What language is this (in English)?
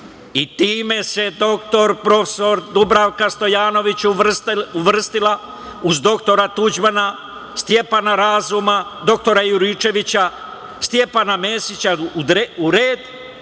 Serbian